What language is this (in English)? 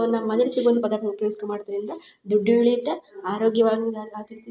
Kannada